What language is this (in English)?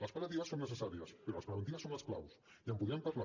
Catalan